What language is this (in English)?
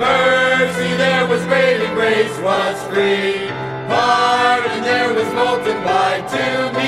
English